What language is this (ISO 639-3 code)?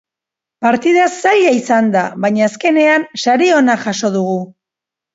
eus